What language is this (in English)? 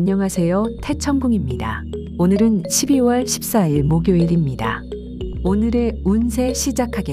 Korean